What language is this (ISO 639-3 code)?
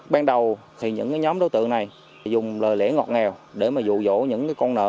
vie